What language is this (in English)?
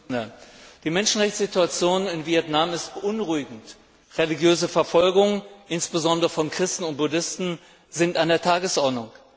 German